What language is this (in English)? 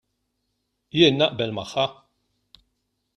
Maltese